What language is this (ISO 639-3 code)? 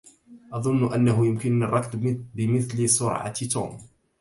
ara